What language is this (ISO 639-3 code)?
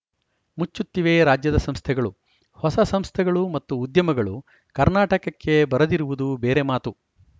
kan